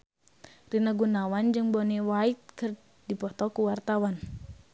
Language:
Sundanese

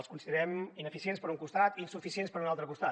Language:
Catalan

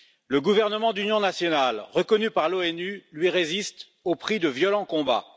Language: French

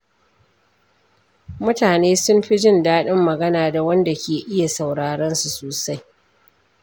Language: Hausa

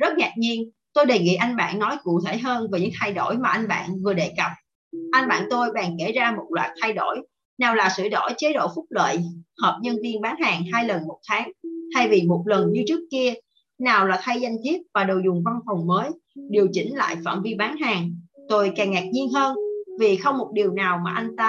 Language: Vietnamese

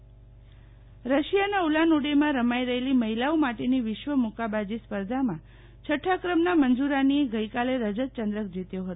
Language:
Gujarati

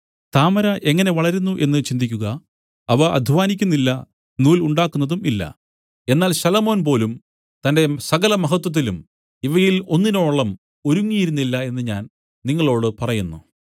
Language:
Malayalam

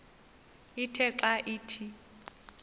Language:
Xhosa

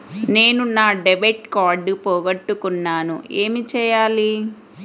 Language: Telugu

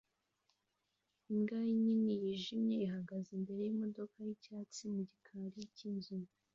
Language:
Kinyarwanda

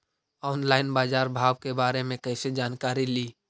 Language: Magahi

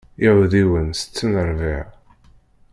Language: Kabyle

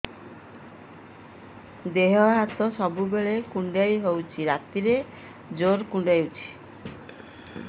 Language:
Odia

